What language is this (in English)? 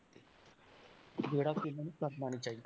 Punjabi